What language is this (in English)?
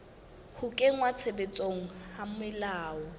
Southern Sotho